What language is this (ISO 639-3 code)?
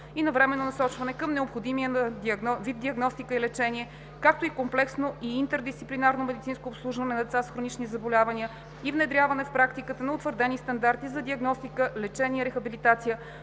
bul